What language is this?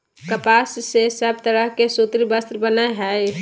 Magahi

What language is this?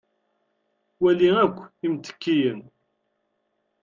Kabyle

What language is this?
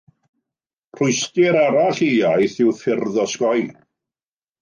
Welsh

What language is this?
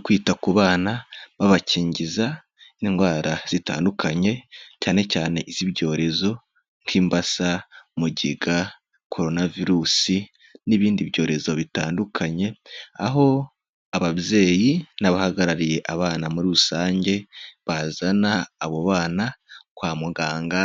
Kinyarwanda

